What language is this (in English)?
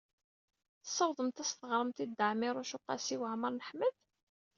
Kabyle